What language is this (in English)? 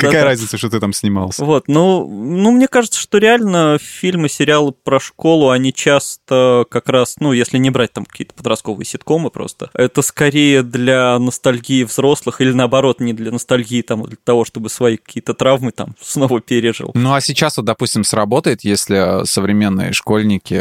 Russian